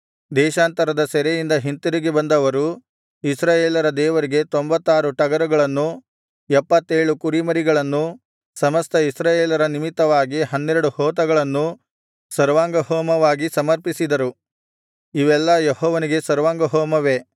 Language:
Kannada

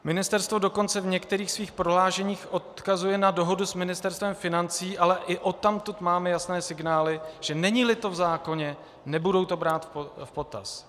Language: Czech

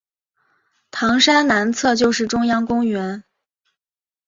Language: Chinese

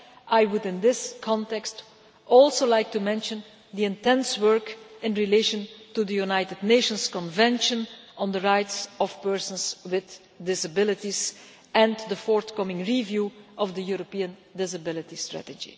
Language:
English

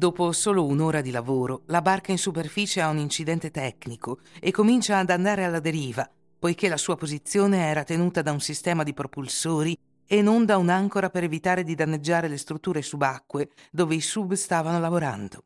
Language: Italian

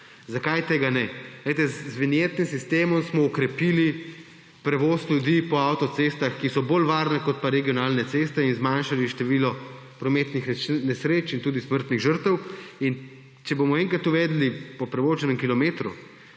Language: Slovenian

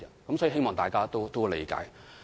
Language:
Cantonese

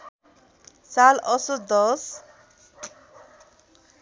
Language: Nepali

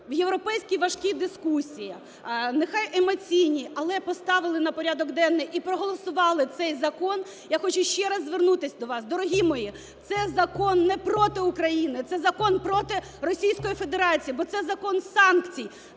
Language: Ukrainian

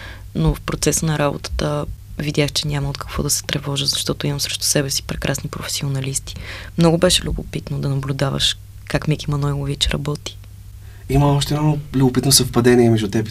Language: Bulgarian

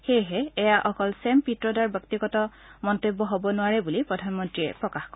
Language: Assamese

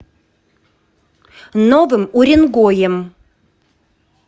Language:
Russian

